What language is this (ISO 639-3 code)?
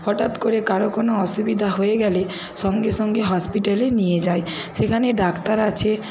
ben